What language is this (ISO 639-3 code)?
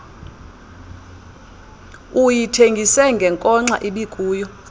xho